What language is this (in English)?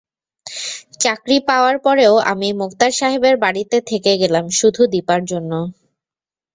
Bangla